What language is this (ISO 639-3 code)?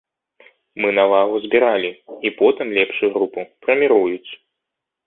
bel